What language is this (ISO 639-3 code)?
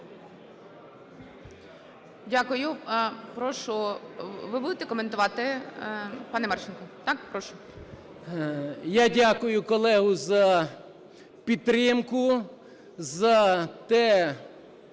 ukr